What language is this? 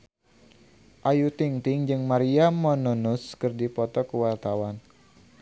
Sundanese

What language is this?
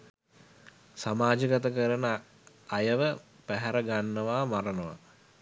Sinhala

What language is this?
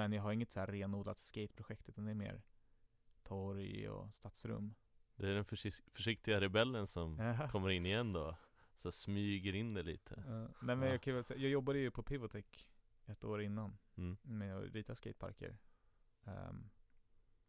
Swedish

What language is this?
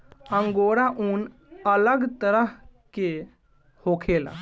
Bhojpuri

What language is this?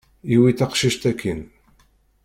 Kabyle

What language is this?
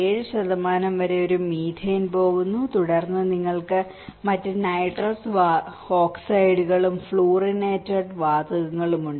Malayalam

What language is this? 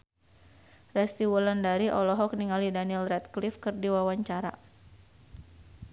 Sundanese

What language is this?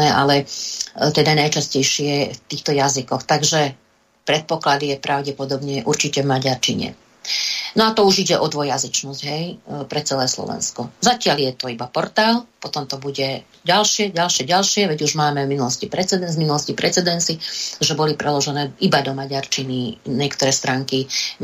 Slovak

